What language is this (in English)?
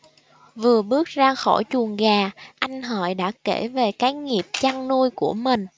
Vietnamese